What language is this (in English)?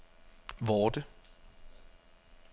Danish